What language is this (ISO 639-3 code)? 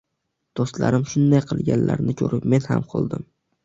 uzb